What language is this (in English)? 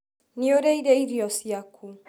Kikuyu